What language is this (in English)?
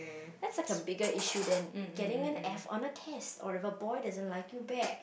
English